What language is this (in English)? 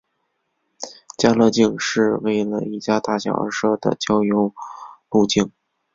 Chinese